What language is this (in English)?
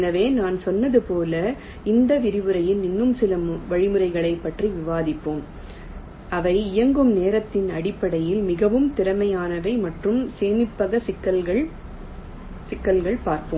Tamil